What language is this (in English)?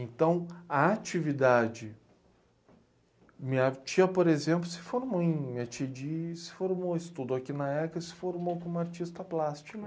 Portuguese